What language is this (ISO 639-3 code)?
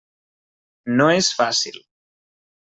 cat